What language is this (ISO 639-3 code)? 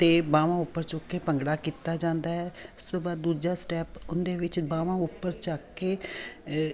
pan